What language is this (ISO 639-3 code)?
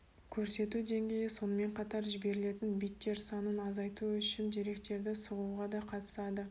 kaz